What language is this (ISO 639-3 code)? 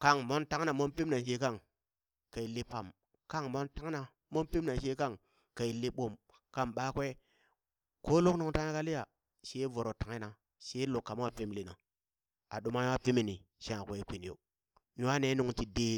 bys